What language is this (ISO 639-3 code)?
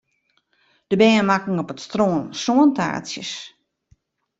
fry